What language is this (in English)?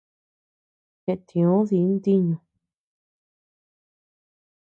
Tepeuxila Cuicatec